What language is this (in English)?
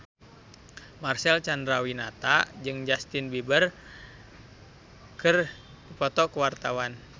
Sundanese